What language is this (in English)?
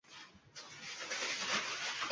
Uzbek